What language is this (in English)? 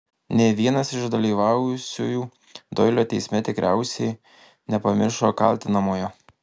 Lithuanian